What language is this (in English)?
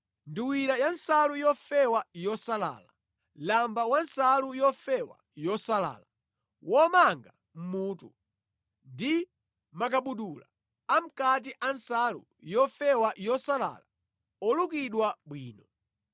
Nyanja